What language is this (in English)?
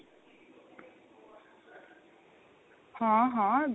Punjabi